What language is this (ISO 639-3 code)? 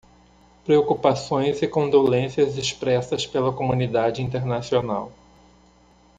por